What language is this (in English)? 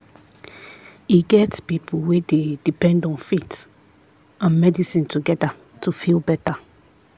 Nigerian Pidgin